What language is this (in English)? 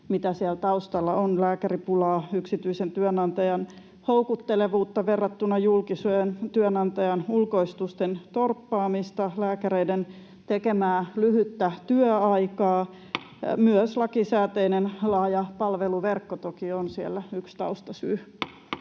Finnish